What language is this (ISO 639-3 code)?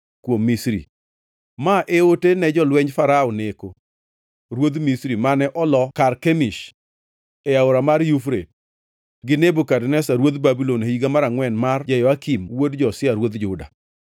luo